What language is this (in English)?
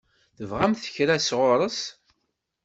Kabyle